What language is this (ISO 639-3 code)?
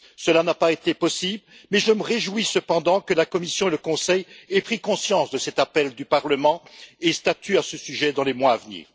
fra